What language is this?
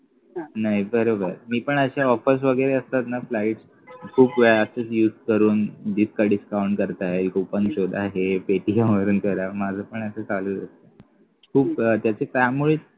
Marathi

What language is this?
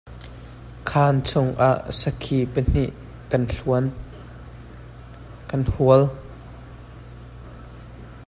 Hakha Chin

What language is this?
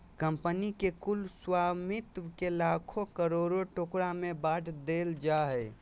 Magahi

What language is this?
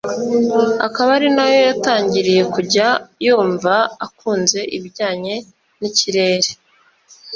Kinyarwanda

